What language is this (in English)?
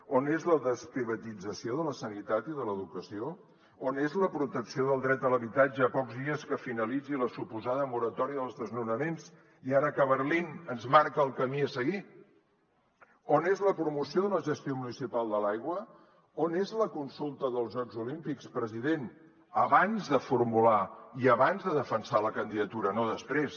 Catalan